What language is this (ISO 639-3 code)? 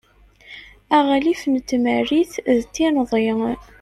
kab